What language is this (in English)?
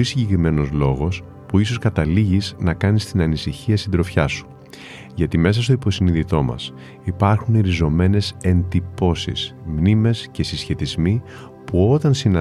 Greek